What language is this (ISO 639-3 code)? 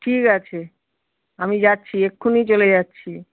ben